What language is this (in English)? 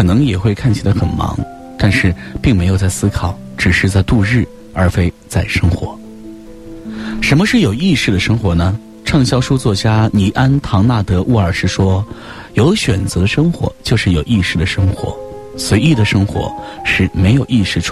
Chinese